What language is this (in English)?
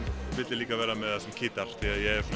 Icelandic